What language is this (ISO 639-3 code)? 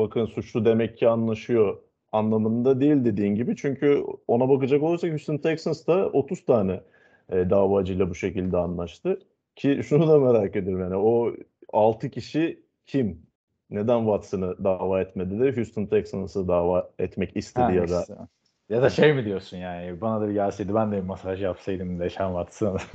tur